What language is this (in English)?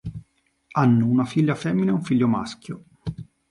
Italian